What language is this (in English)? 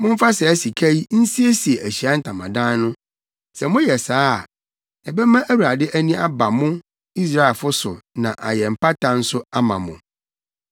Akan